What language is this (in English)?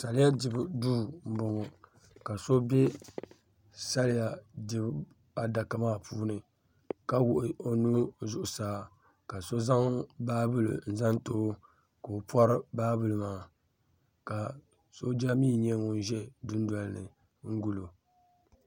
Dagbani